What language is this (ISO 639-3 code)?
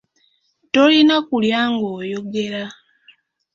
lug